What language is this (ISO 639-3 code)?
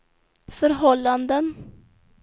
swe